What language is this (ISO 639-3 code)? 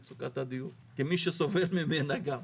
heb